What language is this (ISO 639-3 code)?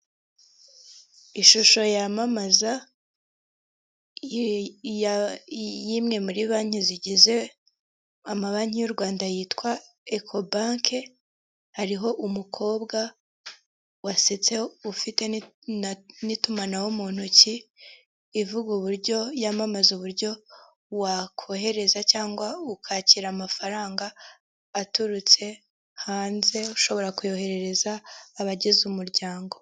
kin